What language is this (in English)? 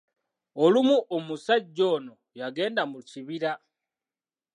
Ganda